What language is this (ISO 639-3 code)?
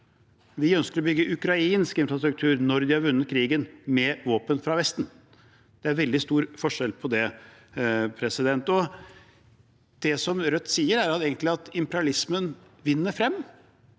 nor